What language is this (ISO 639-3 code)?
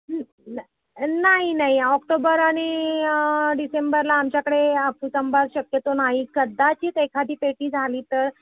mar